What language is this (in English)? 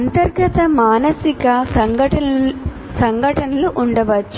Telugu